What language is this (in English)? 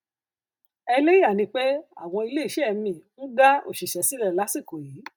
Yoruba